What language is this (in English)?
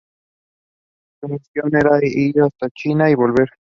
Spanish